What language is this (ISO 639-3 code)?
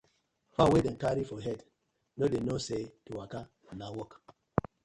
pcm